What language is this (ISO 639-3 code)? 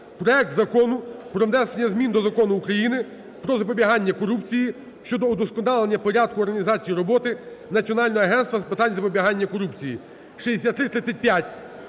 ukr